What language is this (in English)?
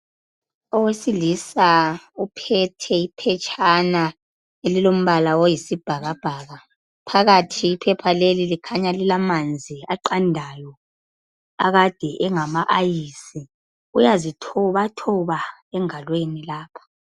North Ndebele